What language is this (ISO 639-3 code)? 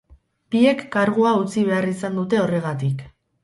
eus